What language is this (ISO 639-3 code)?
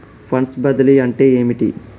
tel